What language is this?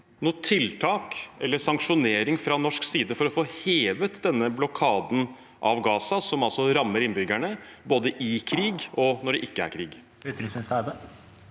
Norwegian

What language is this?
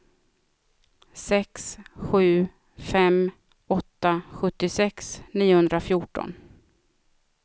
Swedish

